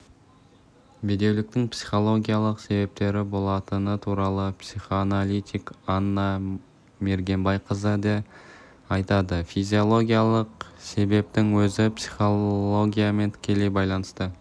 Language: Kazakh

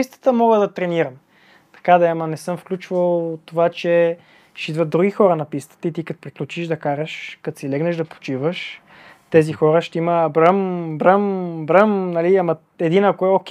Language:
Bulgarian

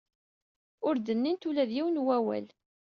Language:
Kabyle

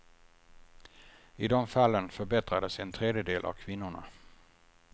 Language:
Swedish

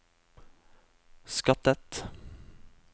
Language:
Norwegian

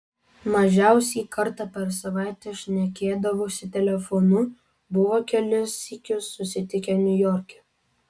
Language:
Lithuanian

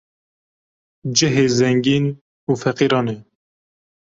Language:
Kurdish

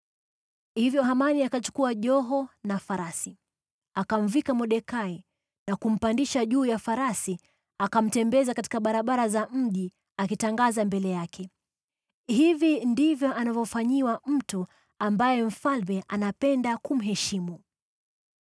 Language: Swahili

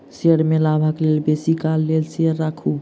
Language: Maithili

